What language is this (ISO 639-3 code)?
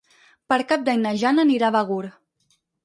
cat